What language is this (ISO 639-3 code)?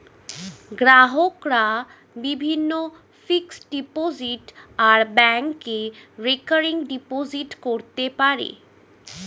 ben